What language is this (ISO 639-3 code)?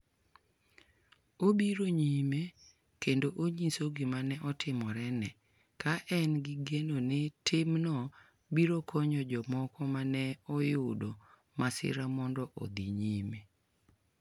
luo